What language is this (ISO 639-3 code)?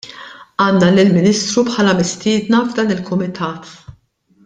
mlt